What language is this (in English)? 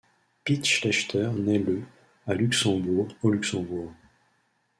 French